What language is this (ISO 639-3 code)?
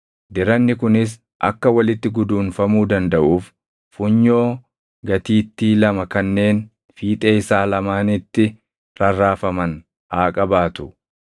orm